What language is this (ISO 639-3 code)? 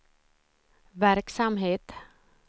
swe